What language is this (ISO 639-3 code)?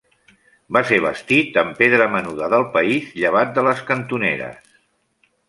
cat